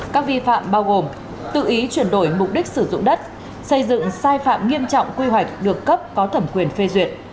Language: Vietnamese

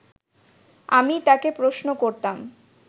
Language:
Bangla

